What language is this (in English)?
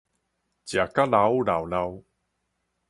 Min Nan Chinese